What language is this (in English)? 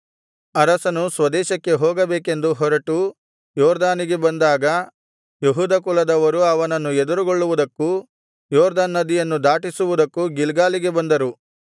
Kannada